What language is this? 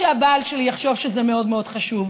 Hebrew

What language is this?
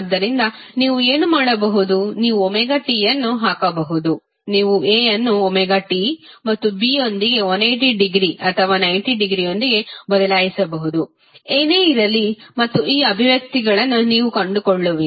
Kannada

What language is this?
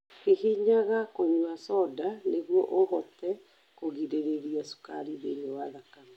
Kikuyu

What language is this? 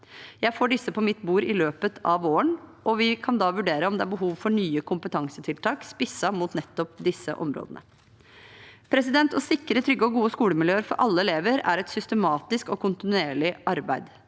Norwegian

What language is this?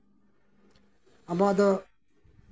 Santali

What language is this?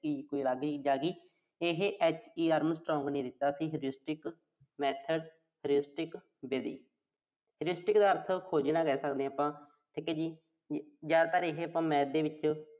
Punjabi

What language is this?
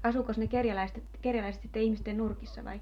Finnish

